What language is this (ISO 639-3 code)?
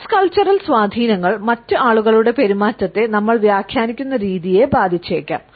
mal